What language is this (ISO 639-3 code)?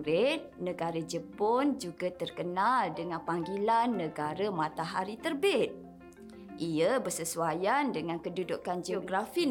msa